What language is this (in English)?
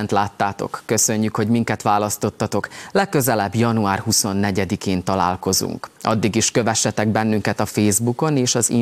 Hungarian